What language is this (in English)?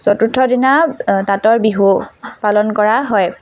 Assamese